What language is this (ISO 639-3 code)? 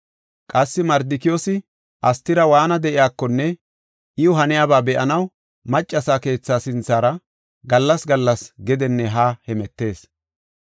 gof